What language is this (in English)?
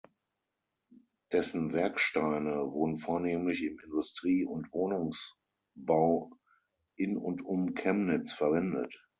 German